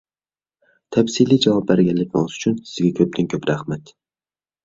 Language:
Uyghur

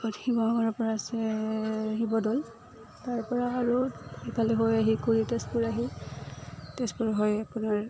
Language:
Assamese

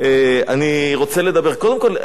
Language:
Hebrew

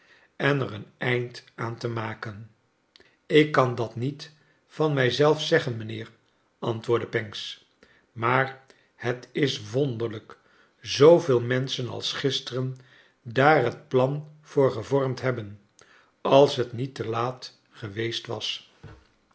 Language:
Dutch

